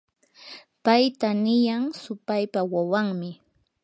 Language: Yanahuanca Pasco Quechua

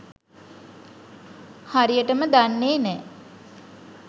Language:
Sinhala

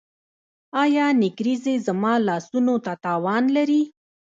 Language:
Pashto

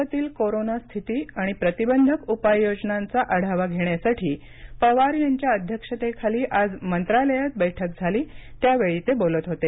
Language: Marathi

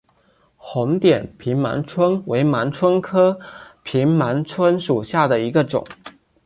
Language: Chinese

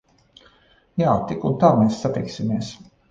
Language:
Latvian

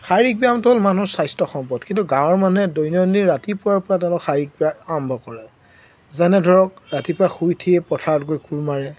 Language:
Assamese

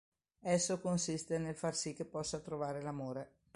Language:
Italian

